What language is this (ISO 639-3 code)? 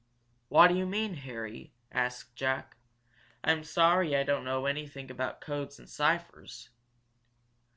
eng